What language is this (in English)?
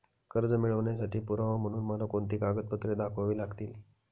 Marathi